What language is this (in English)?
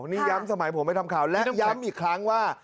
Thai